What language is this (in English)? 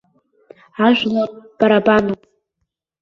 Abkhazian